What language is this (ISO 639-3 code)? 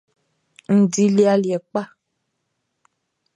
bci